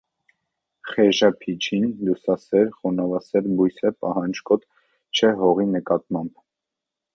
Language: Armenian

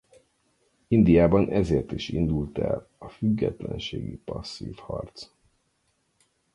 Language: Hungarian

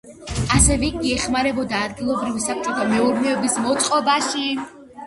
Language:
Georgian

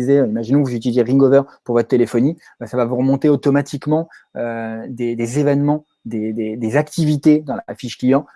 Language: French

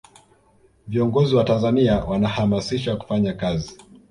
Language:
Swahili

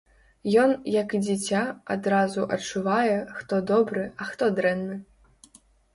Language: Belarusian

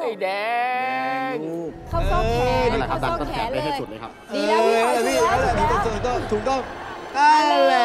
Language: Thai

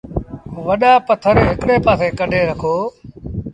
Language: Sindhi Bhil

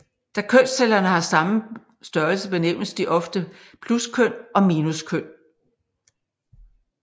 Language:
Danish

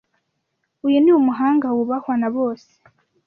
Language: Kinyarwanda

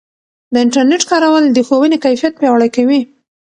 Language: Pashto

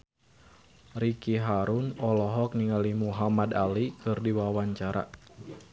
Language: Sundanese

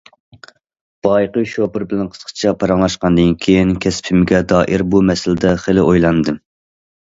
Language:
Uyghur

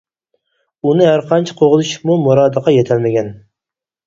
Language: Uyghur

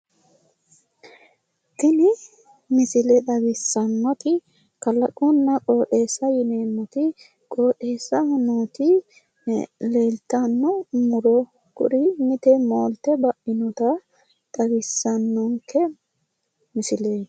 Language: Sidamo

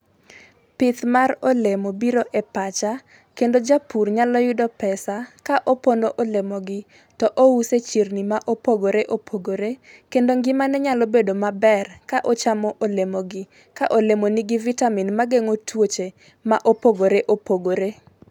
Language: Luo (Kenya and Tanzania)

